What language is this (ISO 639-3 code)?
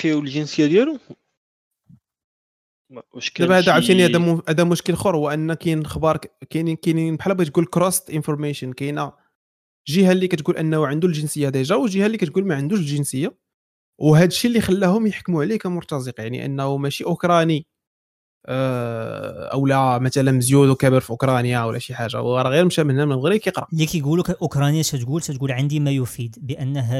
ara